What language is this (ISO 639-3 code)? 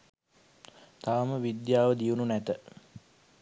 sin